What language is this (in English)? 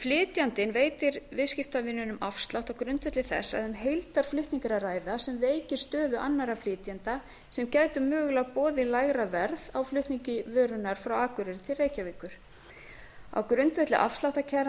Icelandic